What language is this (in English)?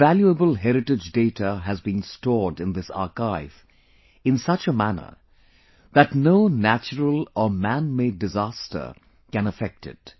English